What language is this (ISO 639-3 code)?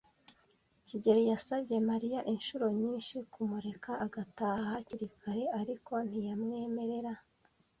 kin